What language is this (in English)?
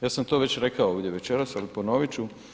Croatian